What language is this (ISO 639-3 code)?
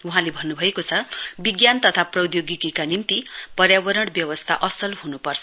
nep